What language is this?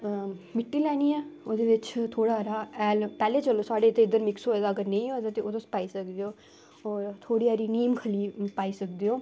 Dogri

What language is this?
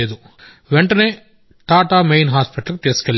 Telugu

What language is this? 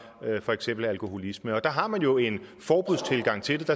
Danish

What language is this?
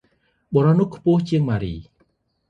Khmer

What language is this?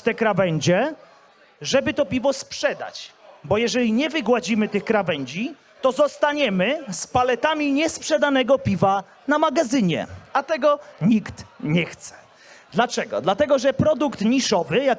Polish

